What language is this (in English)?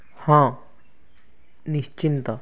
Odia